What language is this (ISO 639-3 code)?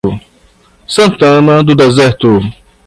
por